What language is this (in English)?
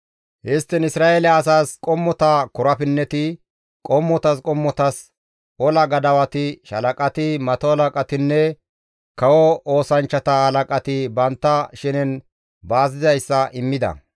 Gamo